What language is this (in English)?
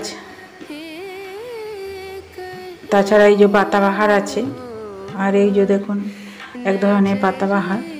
Spanish